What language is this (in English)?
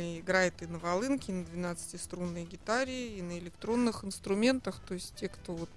Russian